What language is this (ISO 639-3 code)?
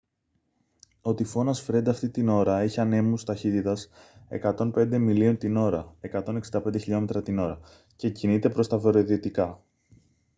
ell